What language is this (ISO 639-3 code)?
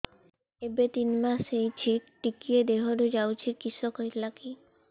ori